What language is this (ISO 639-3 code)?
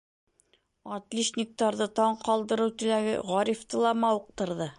bak